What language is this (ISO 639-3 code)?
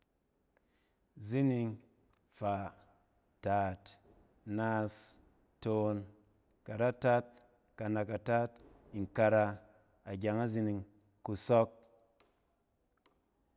cen